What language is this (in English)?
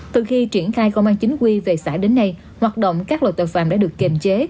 Vietnamese